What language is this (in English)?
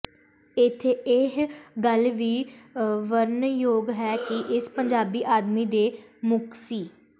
Punjabi